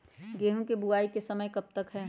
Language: Magahi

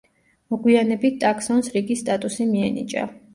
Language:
Georgian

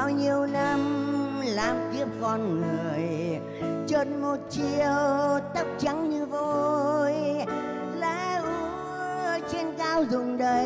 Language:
Vietnamese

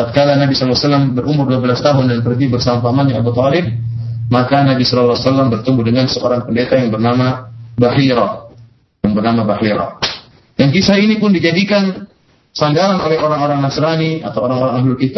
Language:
Malay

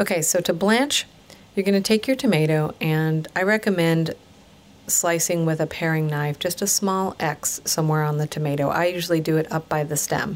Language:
English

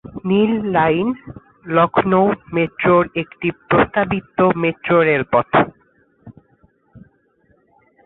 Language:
Bangla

